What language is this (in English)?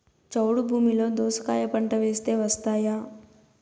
Telugu